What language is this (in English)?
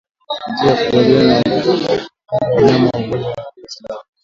Swahili